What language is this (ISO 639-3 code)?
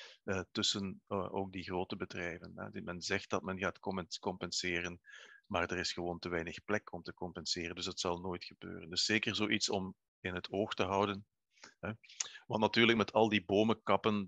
nld